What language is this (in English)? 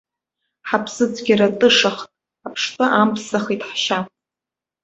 Abkhazian